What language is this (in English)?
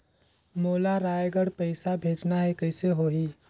Chhattisgarhi